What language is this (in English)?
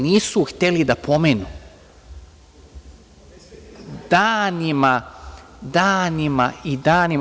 Serbian